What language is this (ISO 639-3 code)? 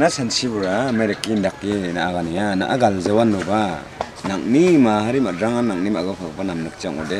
kor